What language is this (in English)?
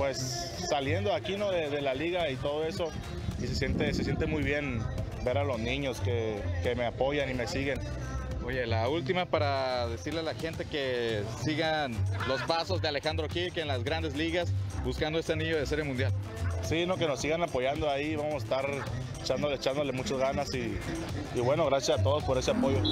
Spanish